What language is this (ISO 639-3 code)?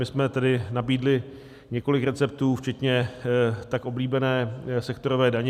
ces